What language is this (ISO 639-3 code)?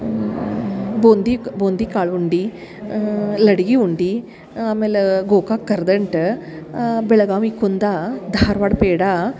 kan